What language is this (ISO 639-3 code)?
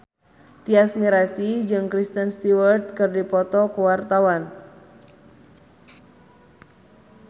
sun